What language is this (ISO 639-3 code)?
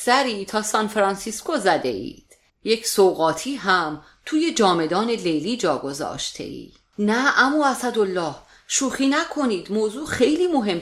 fas